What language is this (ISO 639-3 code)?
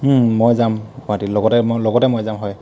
asm